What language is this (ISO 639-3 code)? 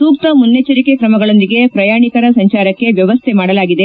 kan